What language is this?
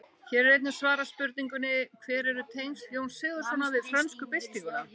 Icelandic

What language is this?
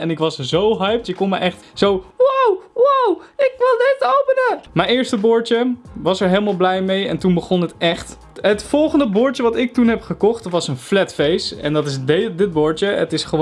Dutch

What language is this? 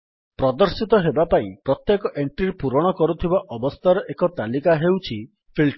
Odia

